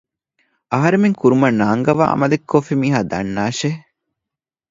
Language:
Divehi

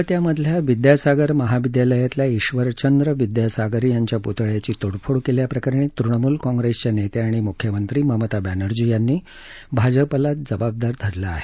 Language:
Marathi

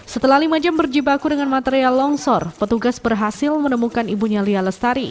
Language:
Indonesian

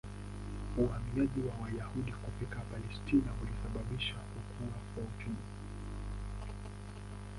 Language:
Swahili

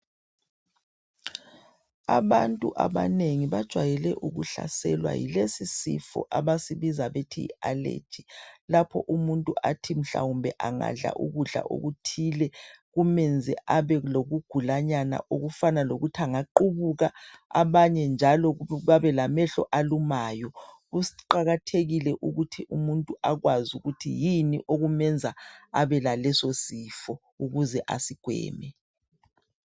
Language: North Ndebele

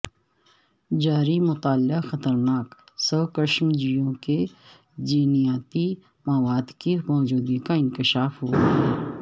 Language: Urdu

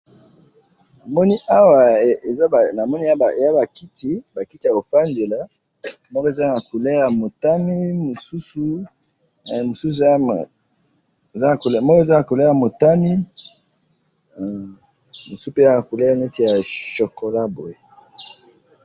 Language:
Lingala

